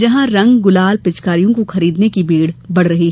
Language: Hindi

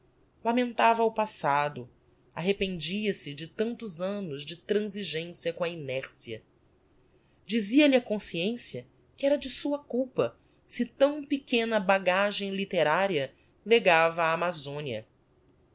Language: Portuguese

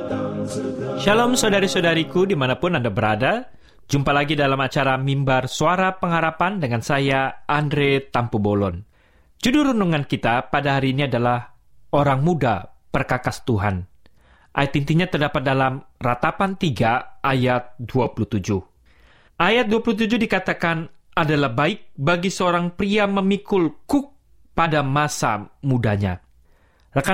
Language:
Indonesian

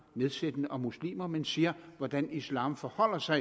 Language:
Danish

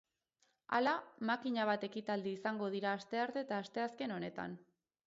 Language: Basque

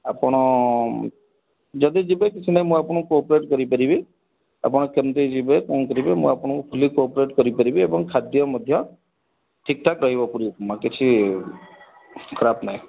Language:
Odia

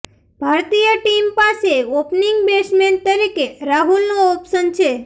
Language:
Gujarati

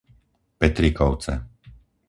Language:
Slovak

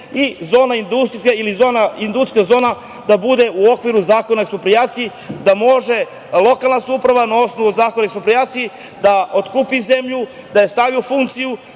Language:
Serbian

